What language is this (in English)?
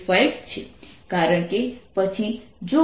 Gujarati